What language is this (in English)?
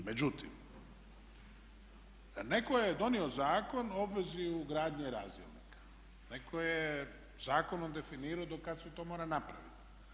Croatian